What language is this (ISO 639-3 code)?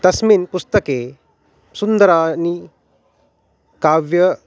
san